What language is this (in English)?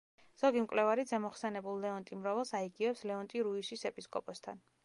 Georgian